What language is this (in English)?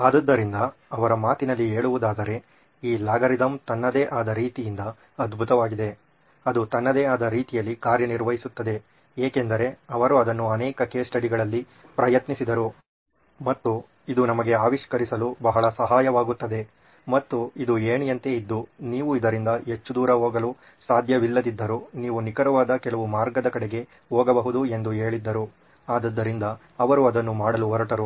Kannada